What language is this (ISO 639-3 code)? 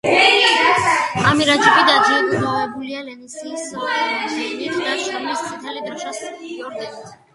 kat